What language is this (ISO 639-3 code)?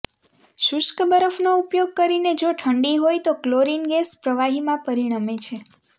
guj